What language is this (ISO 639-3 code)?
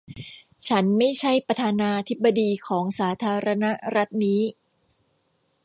tha